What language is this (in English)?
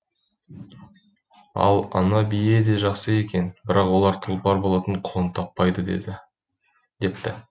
Kazakh